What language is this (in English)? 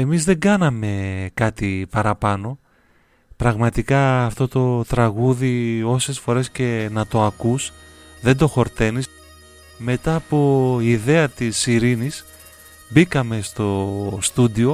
Greek